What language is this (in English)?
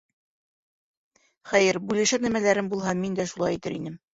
Bashkir